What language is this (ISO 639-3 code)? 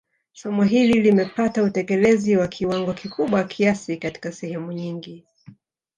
swa